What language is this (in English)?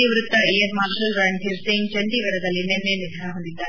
Kannada